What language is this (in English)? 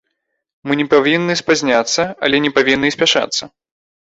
Belarusian